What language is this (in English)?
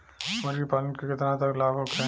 Bhojpuri